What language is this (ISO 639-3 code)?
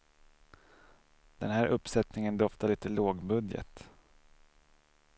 swe